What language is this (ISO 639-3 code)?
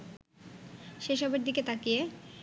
ben